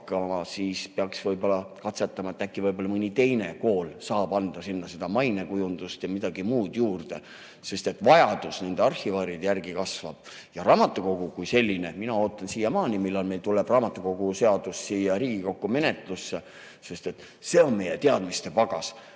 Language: Estonian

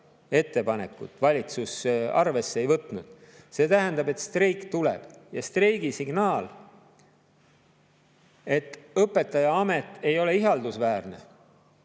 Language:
Estonian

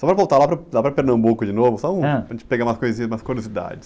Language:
Portuguese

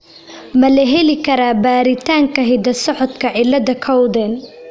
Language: Somali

